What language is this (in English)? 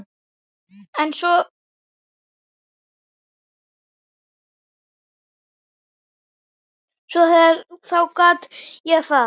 Icelandic